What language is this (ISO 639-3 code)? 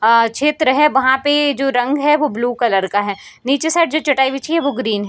hin